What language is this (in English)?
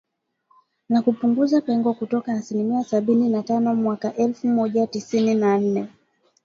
Swahili